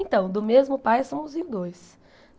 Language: Portuguese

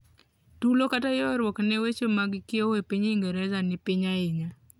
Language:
Luo (Kenya and Tanzania)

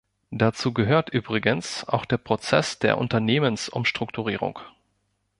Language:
German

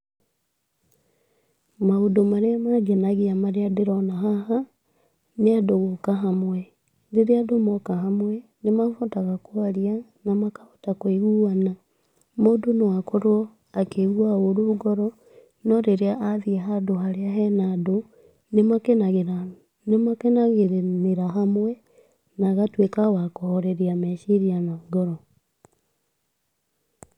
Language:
Kikuyu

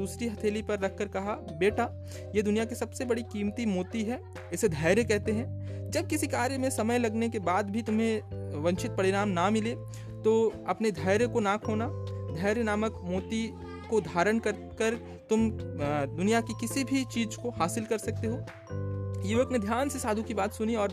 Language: Hindi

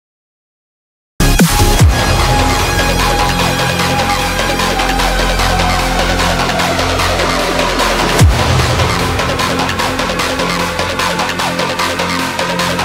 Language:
English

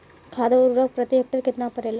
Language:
Bhojpuri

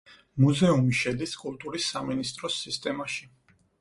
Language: Georgian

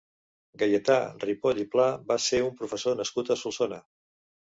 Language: Catalan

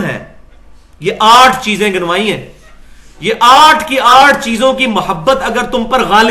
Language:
Urdu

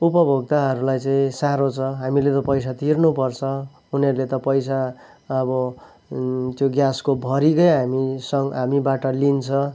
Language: Nepali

